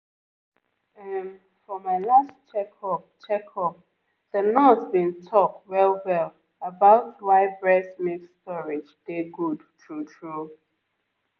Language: Nigerian Pidgin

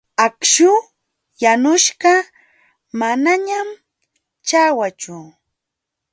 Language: Jauja Wanca Quechua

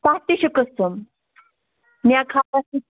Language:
Kashmiri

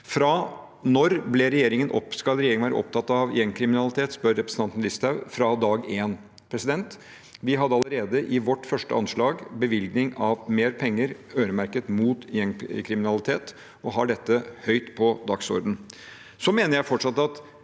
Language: Norwegian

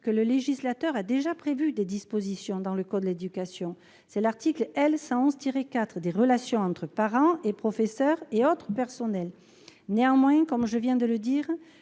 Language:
French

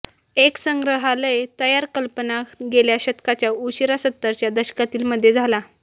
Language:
Marathi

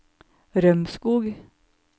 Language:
Norwegian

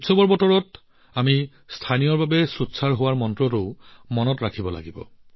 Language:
Assamese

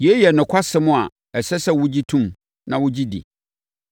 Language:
Akan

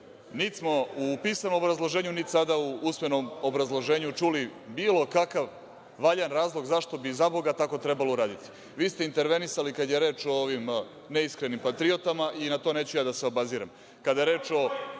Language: Serbian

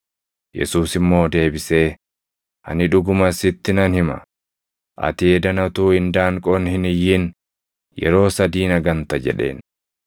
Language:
Oromo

